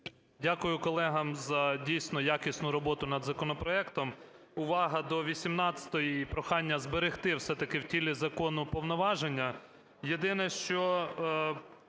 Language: Ukrainian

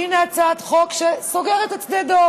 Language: Hebrew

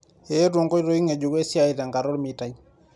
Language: Masai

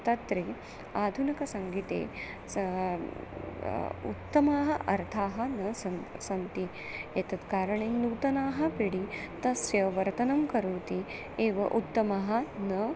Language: Sanskrit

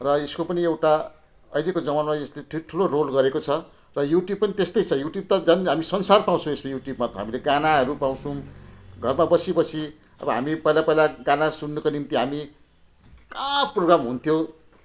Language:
Nepali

